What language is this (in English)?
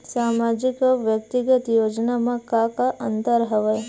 Chhattisgarhi